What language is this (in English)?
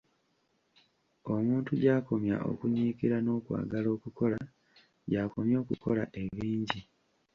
Ganda